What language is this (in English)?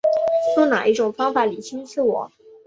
Chinese